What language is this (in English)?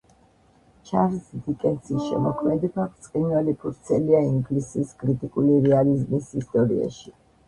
Georgian